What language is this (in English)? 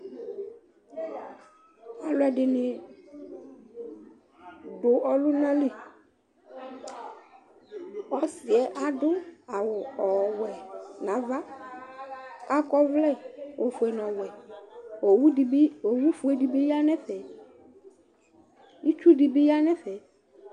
Ikposo